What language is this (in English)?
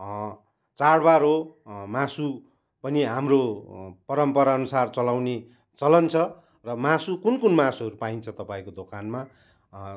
Nepali